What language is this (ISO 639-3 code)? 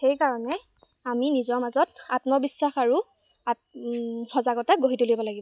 asm